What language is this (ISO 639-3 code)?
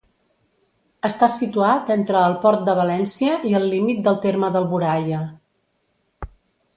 cat